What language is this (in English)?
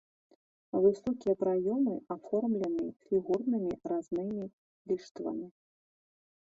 Belarusian